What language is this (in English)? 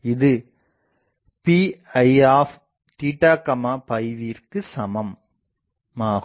Tamil